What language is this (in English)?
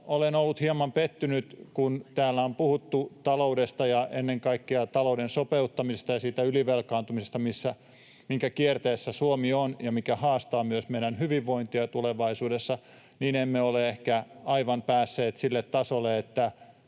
Finnish